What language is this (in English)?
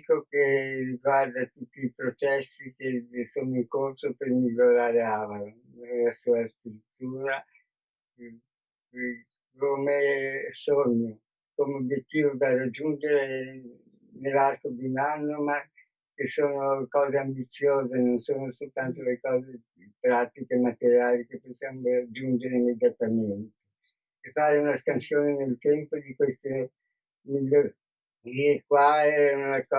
Italian